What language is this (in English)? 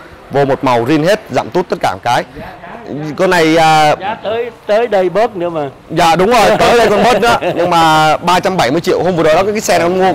Vietnamese